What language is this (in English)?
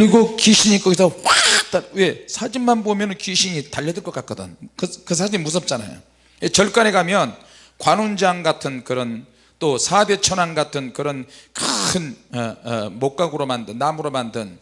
Korean